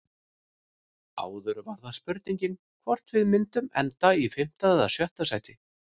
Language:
Icelandic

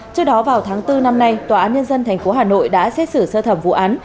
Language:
Vietnamese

